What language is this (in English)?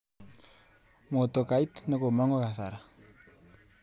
Kalenjin